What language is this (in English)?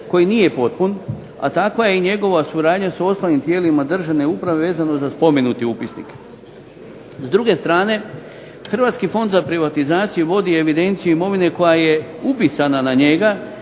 Croatian